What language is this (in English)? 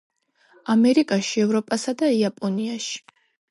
Georgian